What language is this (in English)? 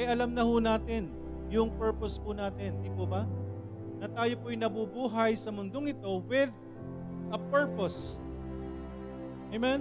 Filipino